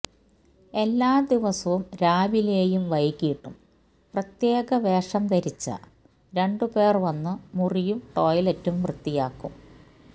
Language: Malayalam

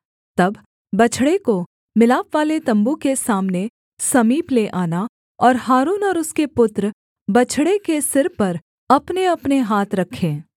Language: Hindi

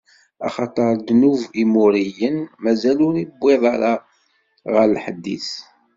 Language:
Kabyle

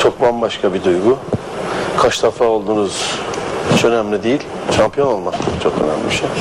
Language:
Turkish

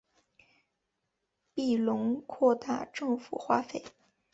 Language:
Chinese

